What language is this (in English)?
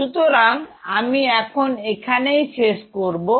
Bangla